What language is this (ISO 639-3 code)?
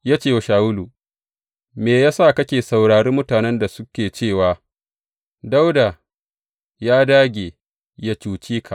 hau